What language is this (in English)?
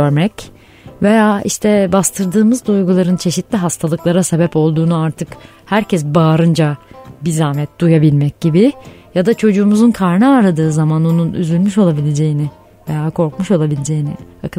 Turkish